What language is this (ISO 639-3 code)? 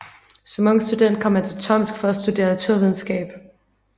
dan